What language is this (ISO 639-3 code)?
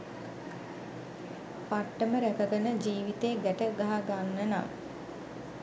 sin